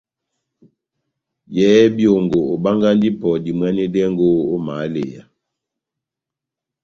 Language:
Batanga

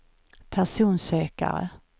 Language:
Swedish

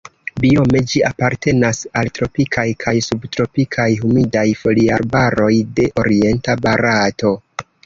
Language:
Esperanto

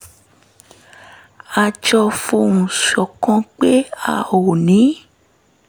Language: Yoruba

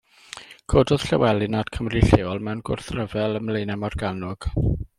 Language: Welsh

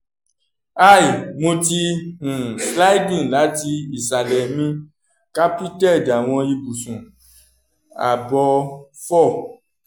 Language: Yoruba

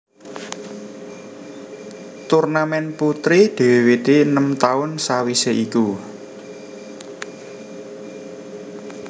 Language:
Javanese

